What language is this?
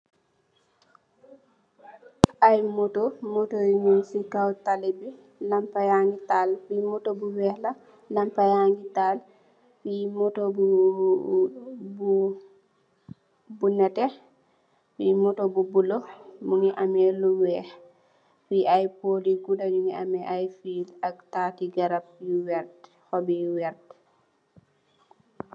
Wolof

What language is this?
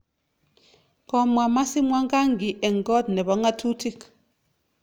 Kalenjin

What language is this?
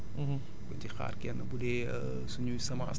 Wolof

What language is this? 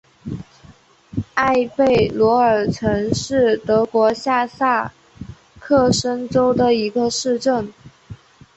Chinese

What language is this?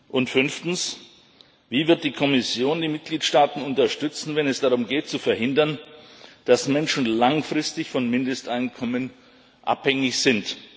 German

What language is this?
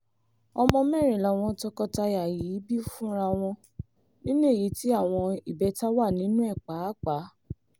Yoruba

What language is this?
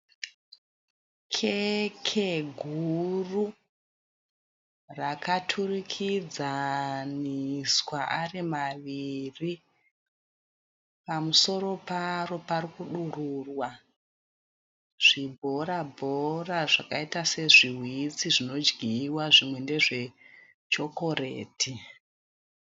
Shona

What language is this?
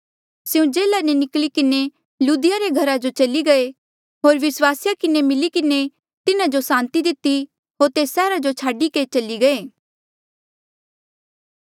Mandeali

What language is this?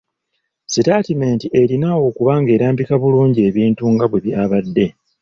Ganda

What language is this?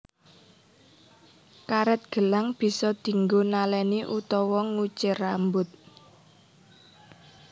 Javanese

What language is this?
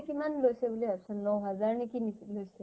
Assamese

